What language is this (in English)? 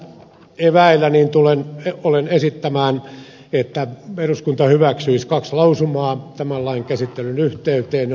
Finnish